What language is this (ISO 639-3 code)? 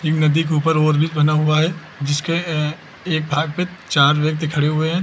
hin